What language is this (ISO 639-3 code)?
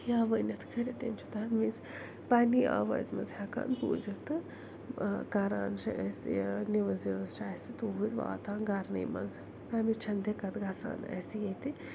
kas